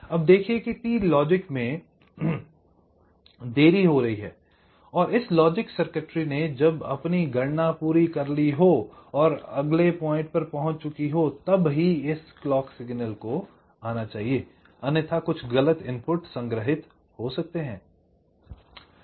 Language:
Hindi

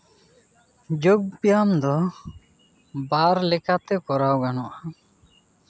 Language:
Santali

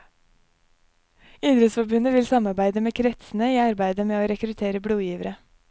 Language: Norwegian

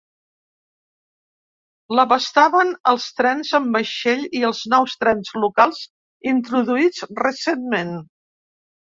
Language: Catalan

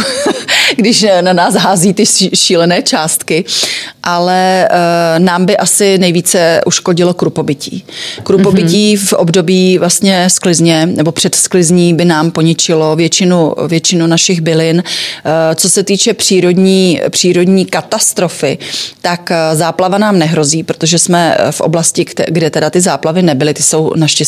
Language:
Czech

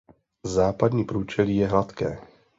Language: Czech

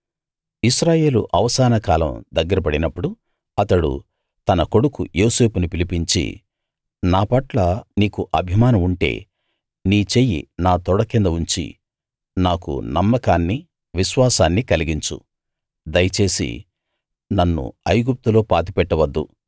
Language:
Telugu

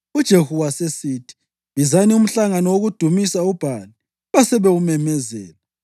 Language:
North Ndebele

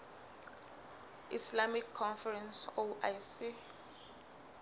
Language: Southern Sotho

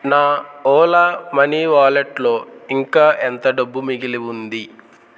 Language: Telugu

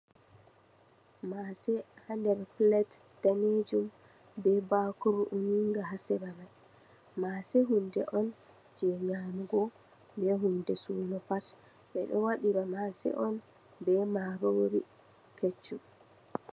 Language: Fula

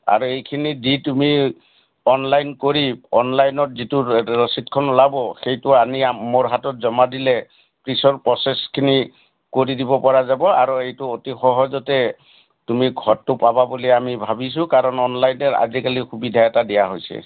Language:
Assamese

